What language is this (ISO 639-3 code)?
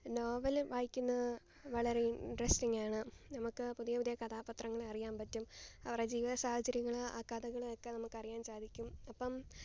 mal